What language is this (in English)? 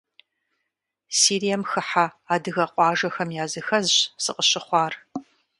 Kabardian